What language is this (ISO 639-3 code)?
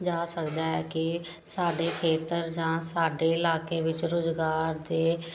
pan